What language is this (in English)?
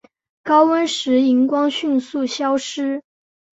Chinese